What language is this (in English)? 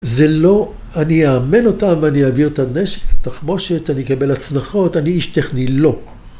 Hebrew